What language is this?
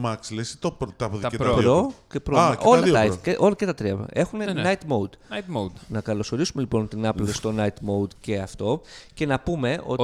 Greek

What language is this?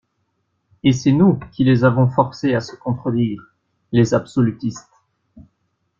French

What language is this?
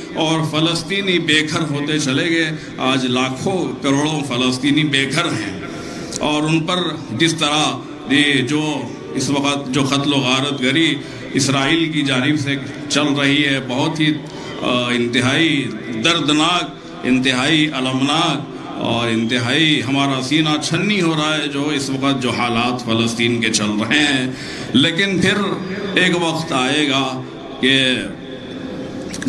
Arabic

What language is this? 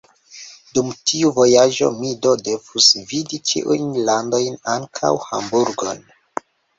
Esperanto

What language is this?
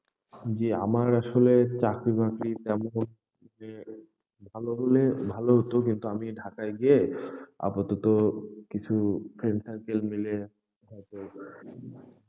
Bangla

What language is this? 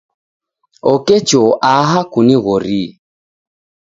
Taita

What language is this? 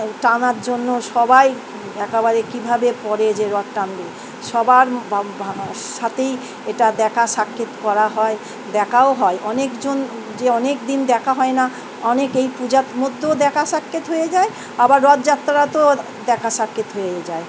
Bangla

